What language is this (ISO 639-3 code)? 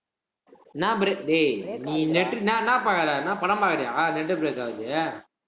tam